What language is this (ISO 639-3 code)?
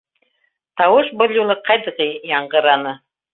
bak